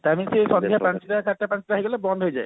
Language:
Odia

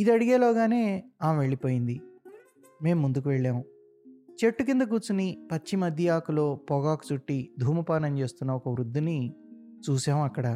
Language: Telugu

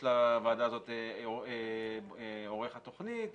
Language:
Hebrew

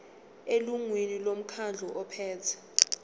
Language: Zulu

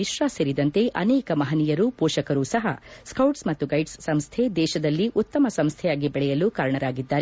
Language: Kannada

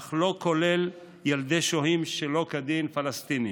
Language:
Hebrew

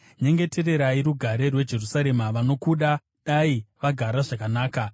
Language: Shona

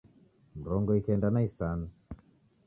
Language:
Taita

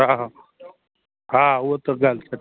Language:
Sindhi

